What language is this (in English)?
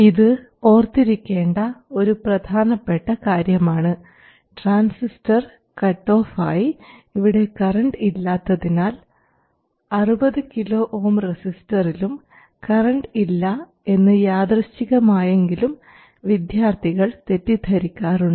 Malayalam